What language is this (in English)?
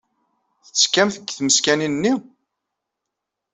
Kabyle